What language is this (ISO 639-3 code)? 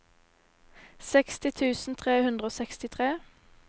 nor